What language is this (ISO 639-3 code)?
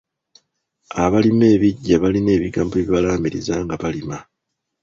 lug